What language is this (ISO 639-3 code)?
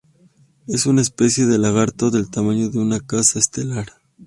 spa